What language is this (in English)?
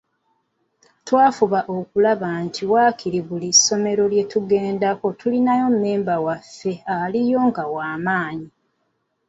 Ganda